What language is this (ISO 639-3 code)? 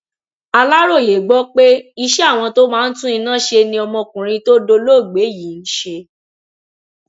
yor